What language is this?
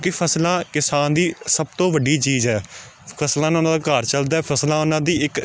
Punjabi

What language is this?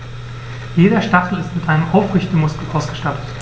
German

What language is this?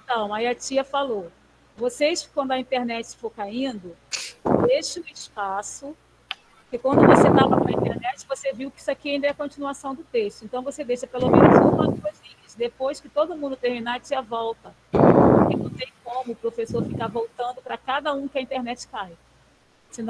Portuguese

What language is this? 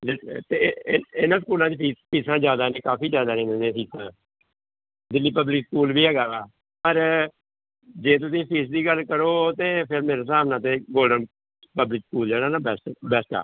Punjabi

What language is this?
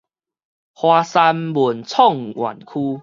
Min Nan Chinese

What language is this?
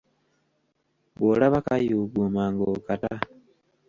Ganda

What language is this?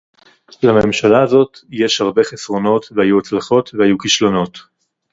Hebrew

